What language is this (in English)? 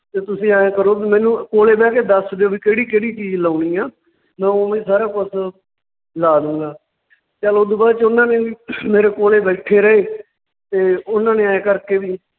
Punjabi